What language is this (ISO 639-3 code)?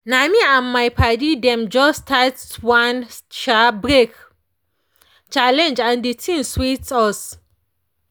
pcm